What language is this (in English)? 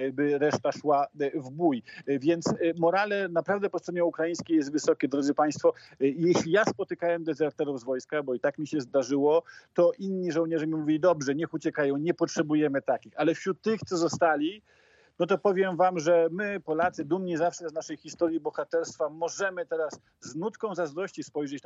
Polish